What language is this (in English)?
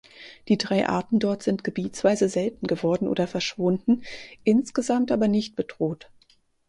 German